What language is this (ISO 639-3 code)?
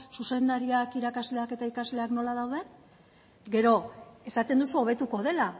eus